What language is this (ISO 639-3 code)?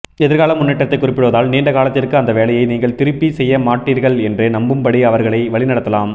tam